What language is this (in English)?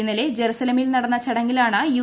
Malayalam